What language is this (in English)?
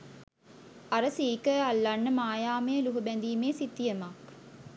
Sinhala